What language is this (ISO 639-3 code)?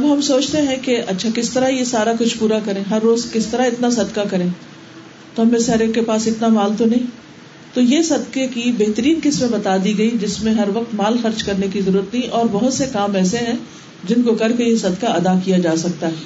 urd